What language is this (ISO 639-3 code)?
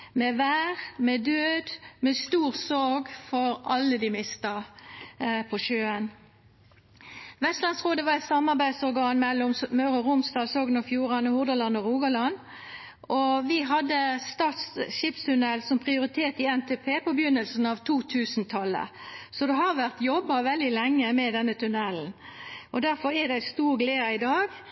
nno